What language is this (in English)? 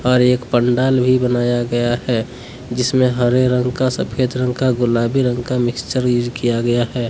Hindi